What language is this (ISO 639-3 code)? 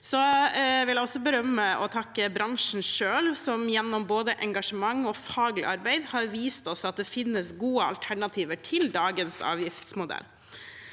nor